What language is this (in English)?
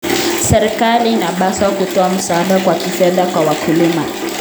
Kalenjin